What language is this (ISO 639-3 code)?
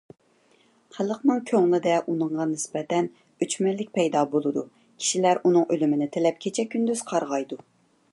uig